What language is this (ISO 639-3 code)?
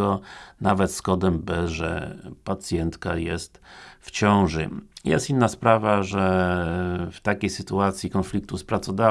pol